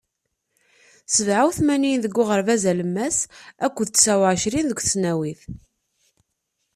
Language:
Kabyle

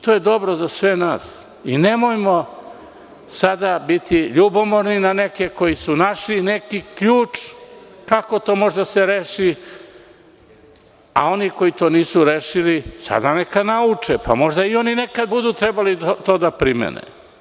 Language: Serbian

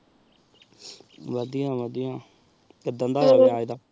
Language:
Punjabi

